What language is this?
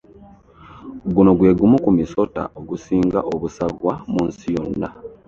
Ganda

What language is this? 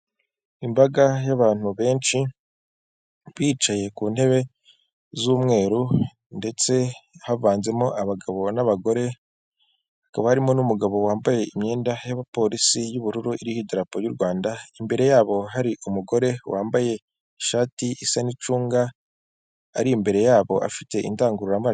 Kinyarwanda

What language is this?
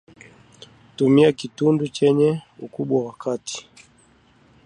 Swahili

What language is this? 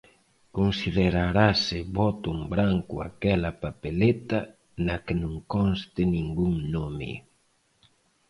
Galician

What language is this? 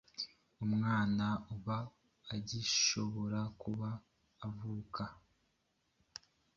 Kinyarwanda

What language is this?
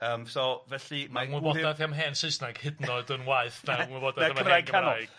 Welsh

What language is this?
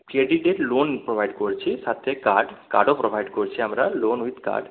Bangla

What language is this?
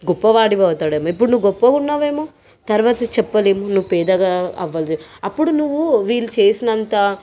Telugu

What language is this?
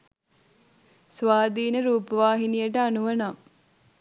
Sinhala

